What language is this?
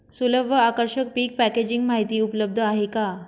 Marathi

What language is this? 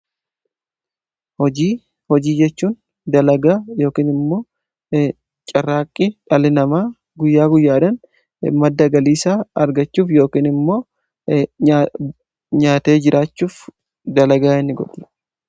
Oromo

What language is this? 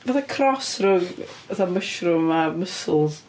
Welsh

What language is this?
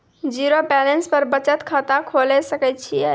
Maithili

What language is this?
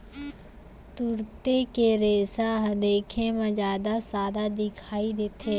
Chhattisgarhi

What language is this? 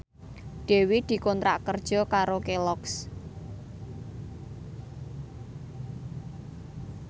Javanese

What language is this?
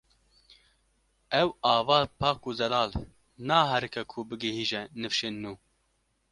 Kurdish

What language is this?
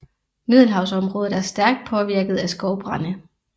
Danish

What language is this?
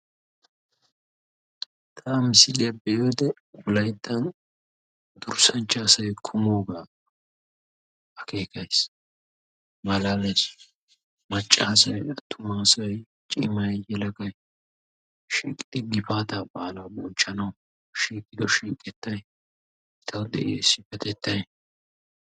Wolaytta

